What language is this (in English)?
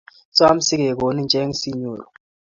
Kalenjin